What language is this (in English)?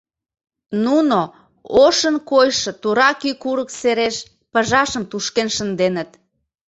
Mari